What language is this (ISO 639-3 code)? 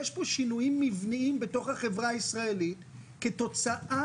heb